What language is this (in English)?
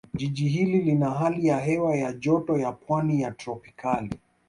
Swahili